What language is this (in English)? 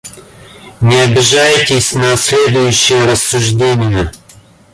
Russian